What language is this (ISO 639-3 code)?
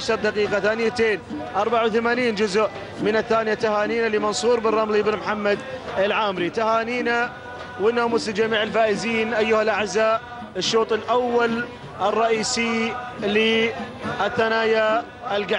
ara